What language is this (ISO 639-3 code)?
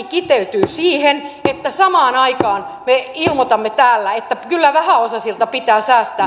fin